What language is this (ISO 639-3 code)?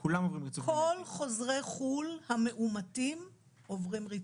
heb